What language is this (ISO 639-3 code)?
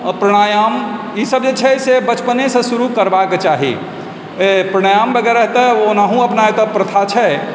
mai